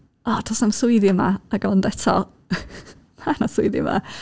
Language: Welsh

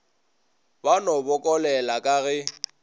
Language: Northern Sotho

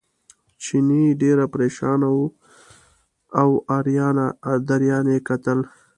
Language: Pashto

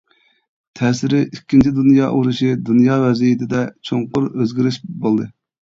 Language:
Uyghur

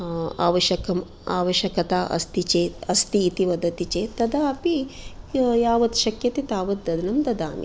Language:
Sanskrit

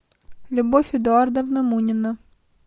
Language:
Russian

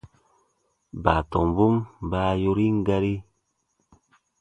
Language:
Baatonum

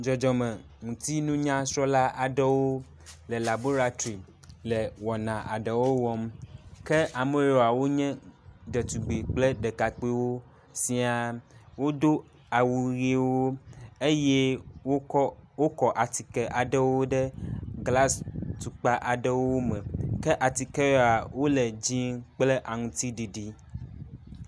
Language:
Ewe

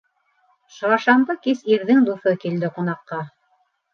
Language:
Bashkir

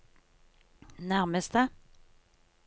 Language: Norwegian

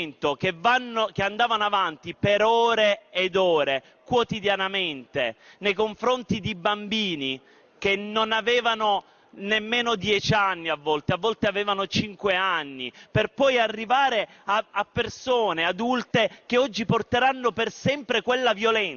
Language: Italian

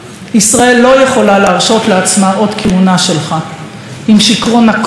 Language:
Hebrew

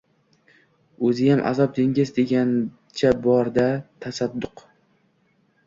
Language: Uzbek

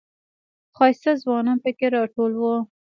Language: Pashto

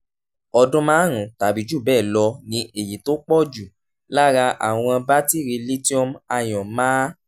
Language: Yoruba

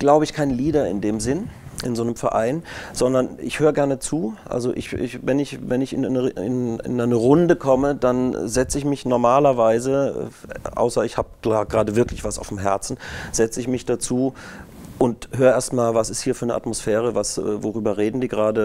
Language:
German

